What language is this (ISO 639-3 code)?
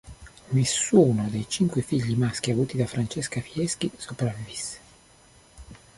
ita